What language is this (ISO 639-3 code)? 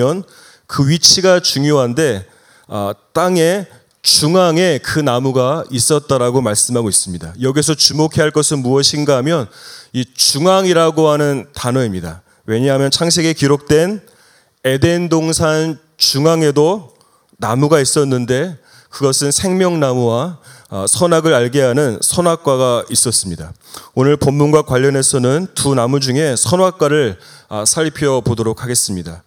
kor